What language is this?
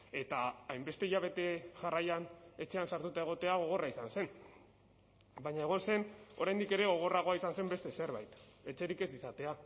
Basque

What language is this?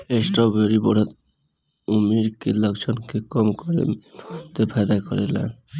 Bhojpuri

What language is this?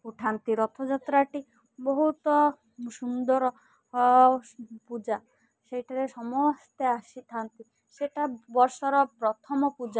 Odia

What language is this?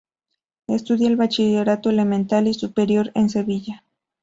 Spanish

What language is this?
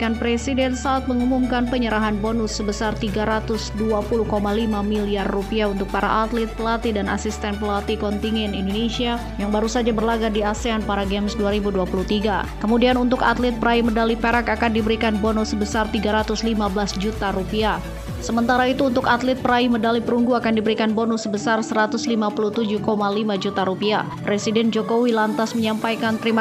Indonesian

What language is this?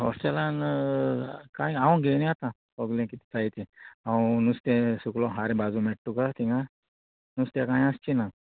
Konkani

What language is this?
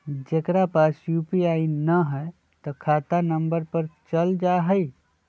Magahi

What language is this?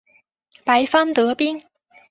Chinese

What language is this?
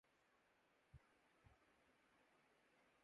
Urdu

